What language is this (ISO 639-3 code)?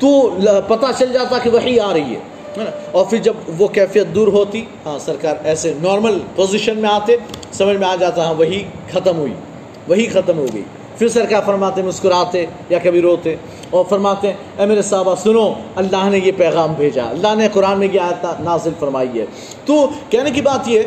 urd